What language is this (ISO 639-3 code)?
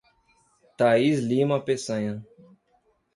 por